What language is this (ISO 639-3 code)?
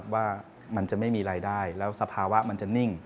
tha